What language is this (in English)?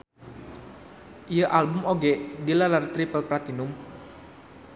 Sundanese